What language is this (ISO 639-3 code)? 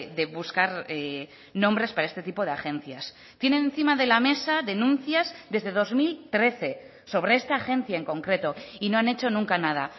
spa